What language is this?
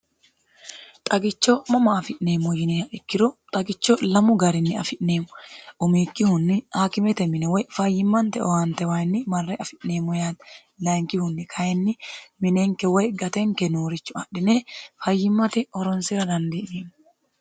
Sidamo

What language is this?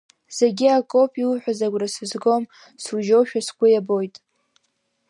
Abkhazian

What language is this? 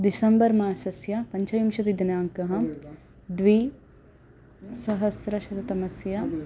Sanskrit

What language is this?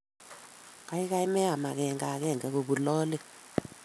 Kalenjin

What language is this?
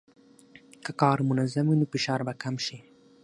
Pashto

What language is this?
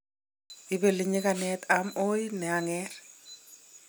Kalenjin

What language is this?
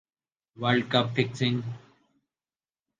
Urdu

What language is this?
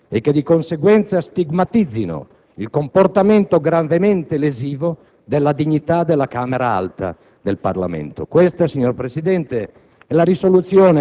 Italian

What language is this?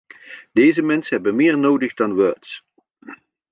Dutch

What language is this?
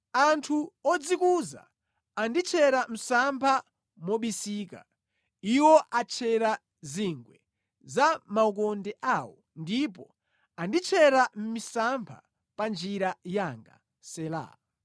Nyanja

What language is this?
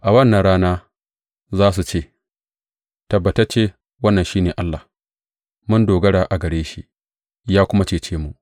Hausa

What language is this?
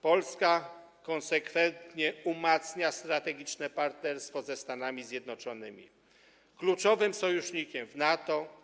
Polish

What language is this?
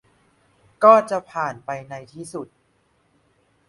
Thai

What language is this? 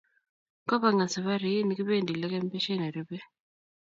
Kalenjin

